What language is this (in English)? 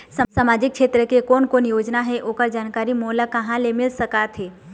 Chhattisgarhi